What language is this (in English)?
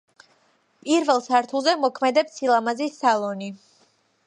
Georgian